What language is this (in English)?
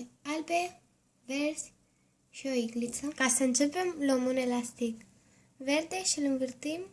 Romanian